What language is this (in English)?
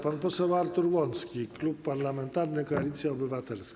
Polish